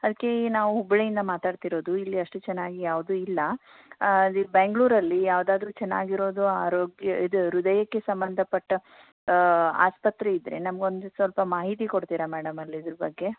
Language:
Kannada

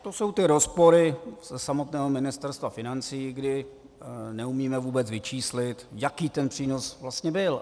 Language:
Czech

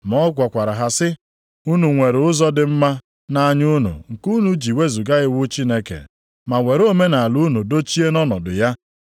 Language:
Igbo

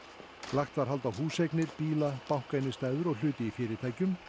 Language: Icelandic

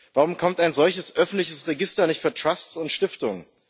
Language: German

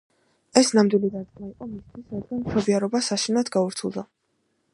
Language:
Georgian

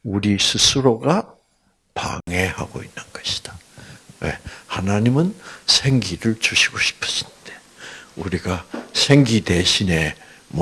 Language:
Korean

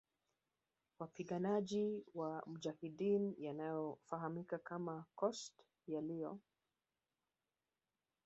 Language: Swahili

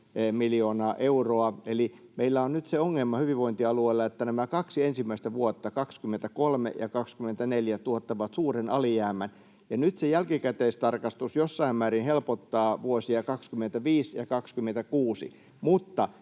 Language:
Finnish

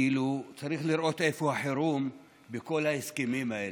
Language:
Hebrew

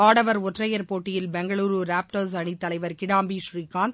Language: Tamil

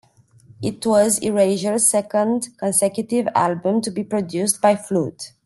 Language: English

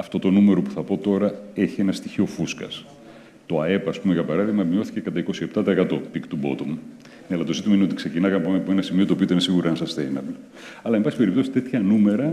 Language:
Greek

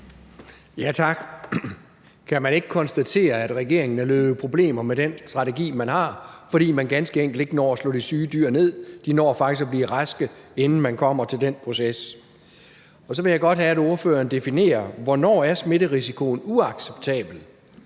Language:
Danish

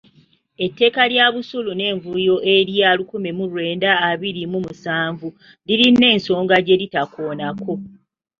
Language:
Ganda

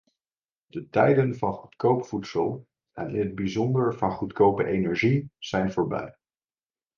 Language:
Dutch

